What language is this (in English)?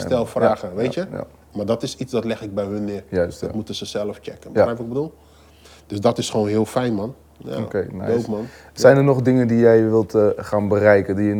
Dutch